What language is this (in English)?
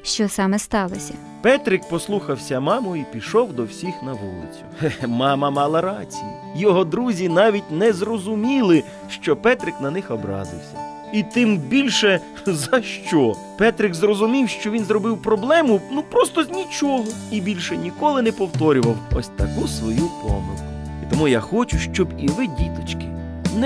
Ukrainian